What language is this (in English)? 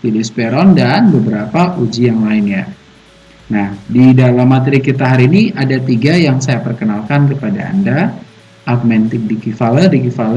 Indonesian